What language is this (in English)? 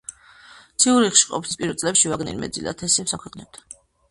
Georgian